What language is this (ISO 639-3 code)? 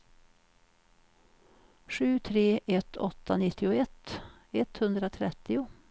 swe